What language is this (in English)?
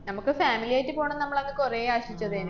Malayalam